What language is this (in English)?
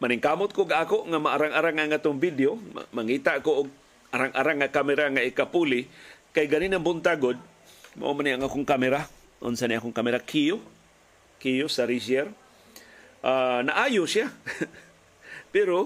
Filipino